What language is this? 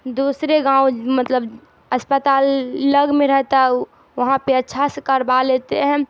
Urdu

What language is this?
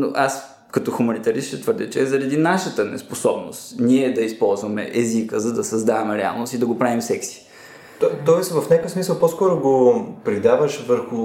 Bulgarian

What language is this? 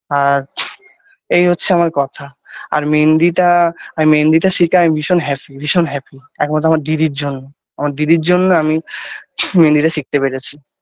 Bangla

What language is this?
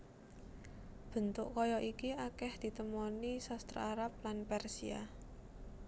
Javanese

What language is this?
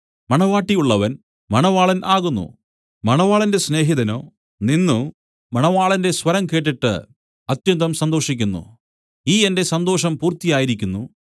Malayalam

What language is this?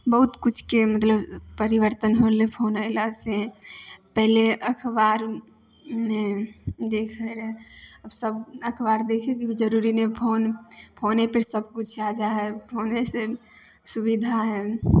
Maithili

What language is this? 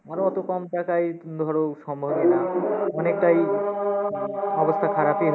Bangla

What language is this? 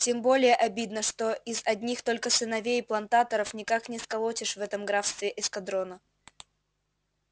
Russian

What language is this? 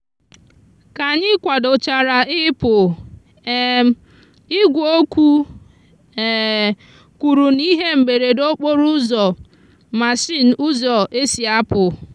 Igbo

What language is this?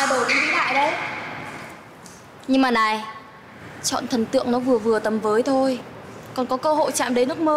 Vietnamese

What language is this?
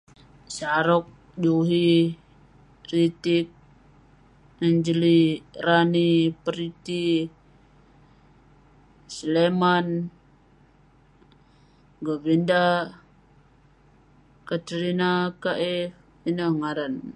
Western Penan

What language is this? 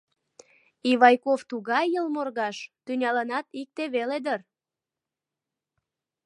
Mari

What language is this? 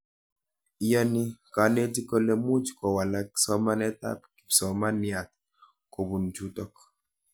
Kalenjin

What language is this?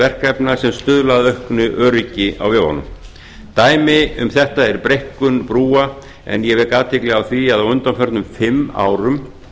Icelandic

